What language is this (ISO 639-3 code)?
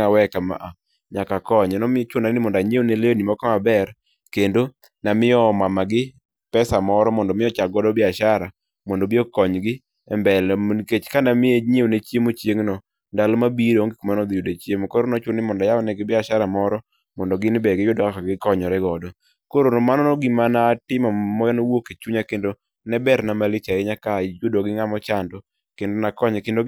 luo